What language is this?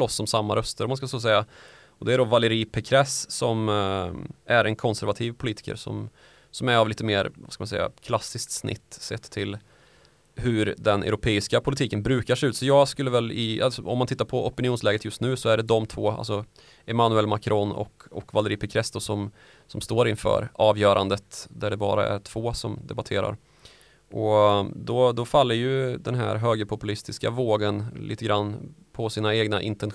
Swedish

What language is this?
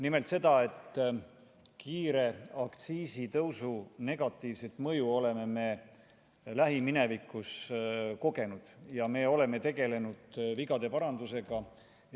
Estonian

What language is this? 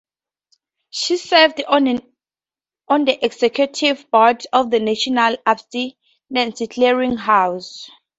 English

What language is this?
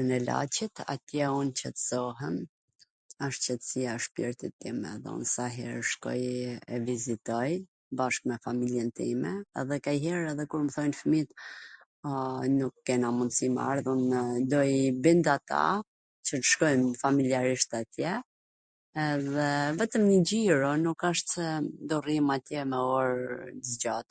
Gheg Albanian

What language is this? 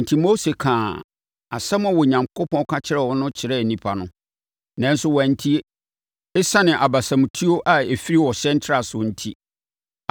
Akan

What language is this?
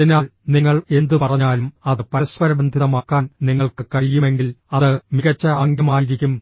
Malayalam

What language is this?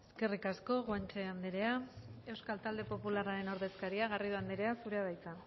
Basque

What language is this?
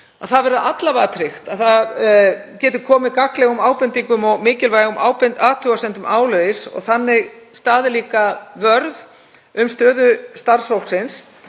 Icelandic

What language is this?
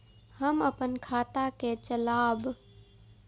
Maithili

